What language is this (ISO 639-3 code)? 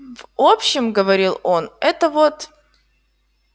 rus